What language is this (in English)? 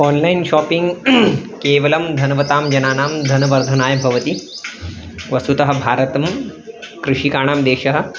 Sanskrit